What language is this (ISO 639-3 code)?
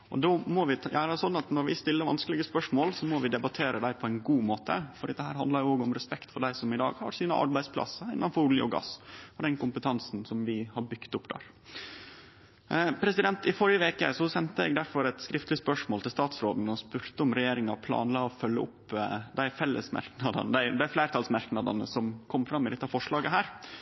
nno